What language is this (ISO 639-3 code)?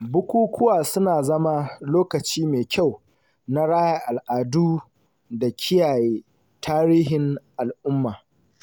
hau